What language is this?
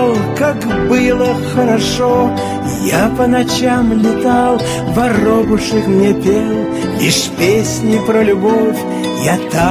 Russian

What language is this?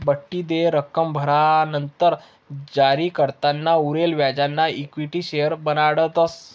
Marathi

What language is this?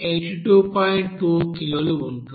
Telugu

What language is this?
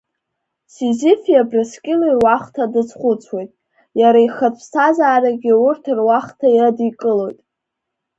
Abkhazian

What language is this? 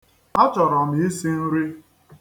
Igbo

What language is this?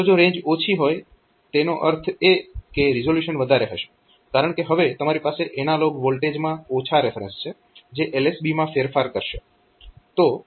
Gujarati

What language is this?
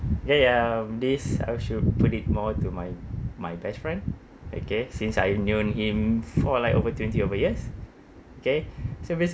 English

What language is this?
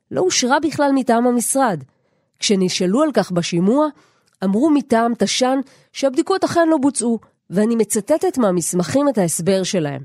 Hebrew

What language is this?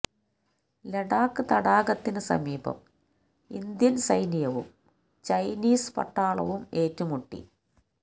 Malayalam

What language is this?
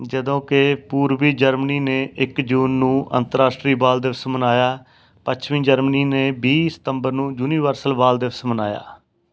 Punjabi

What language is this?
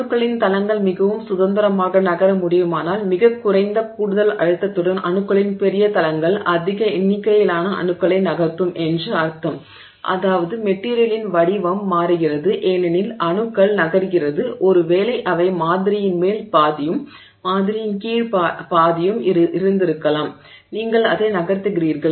Tamil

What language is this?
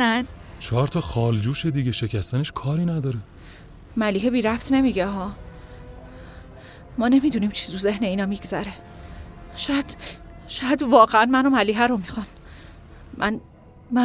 Persian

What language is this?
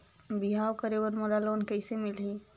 Chhattisgarhi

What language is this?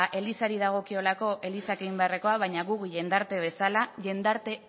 Basque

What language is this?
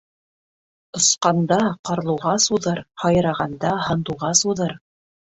Bashkir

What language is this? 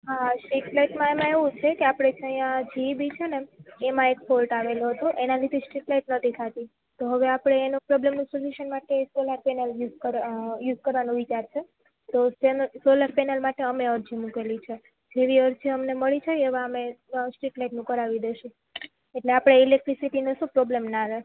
Gujarati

